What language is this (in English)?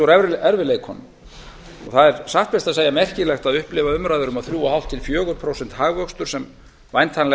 Icelandic